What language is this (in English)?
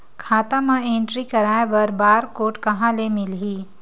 Chhattisgarhi